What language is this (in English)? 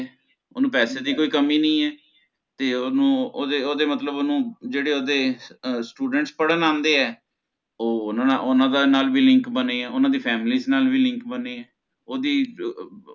Punjabi